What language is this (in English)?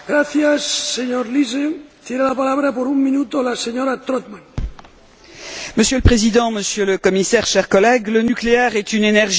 French